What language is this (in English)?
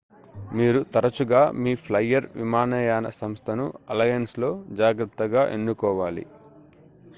Telugu